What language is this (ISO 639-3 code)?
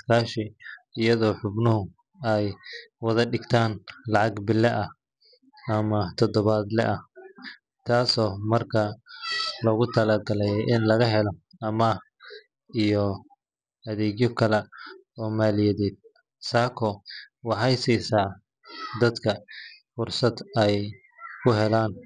som